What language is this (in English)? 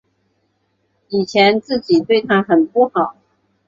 Chinese